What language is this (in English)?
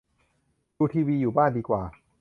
Thai